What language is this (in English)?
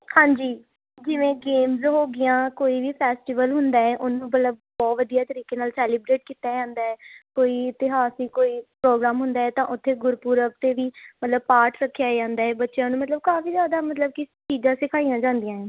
Punjabi